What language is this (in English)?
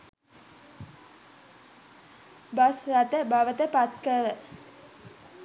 Sinhala